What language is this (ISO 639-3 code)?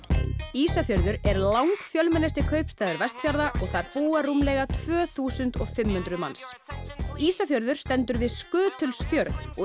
isl